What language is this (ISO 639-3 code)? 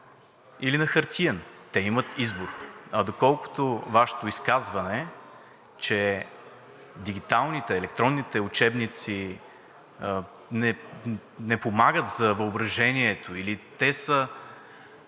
bul